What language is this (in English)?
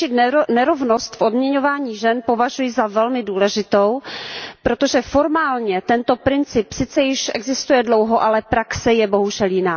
Czech